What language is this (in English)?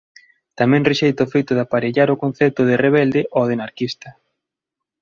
Galician